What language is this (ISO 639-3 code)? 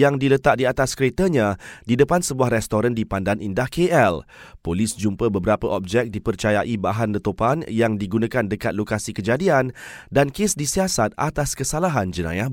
msa